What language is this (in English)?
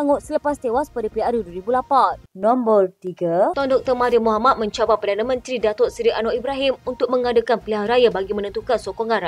Malay